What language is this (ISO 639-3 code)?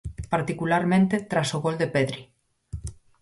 glg